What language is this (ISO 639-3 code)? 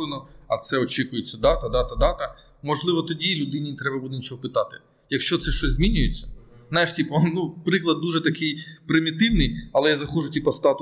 ukr